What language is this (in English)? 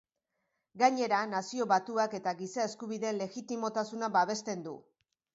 Basque